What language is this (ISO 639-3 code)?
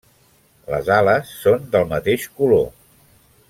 cat